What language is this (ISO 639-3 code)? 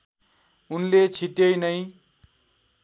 nep